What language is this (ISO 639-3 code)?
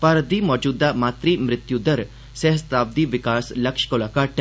doi